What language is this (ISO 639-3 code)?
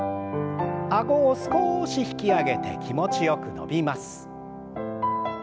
jpn